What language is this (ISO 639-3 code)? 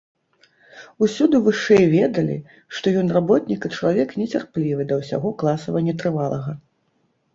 bel